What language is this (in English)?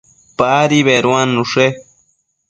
Matsés